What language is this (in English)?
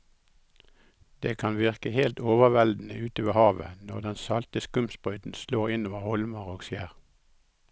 Norwegian